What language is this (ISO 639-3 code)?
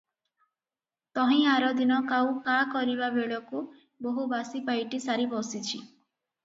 ori